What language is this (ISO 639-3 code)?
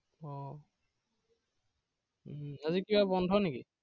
asm